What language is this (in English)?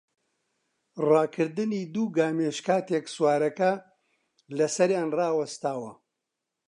Central Kurdish